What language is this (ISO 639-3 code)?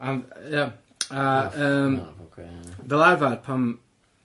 cym